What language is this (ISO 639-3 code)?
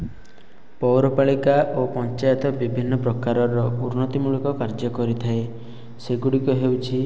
ori